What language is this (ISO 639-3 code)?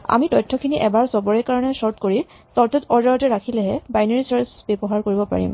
asm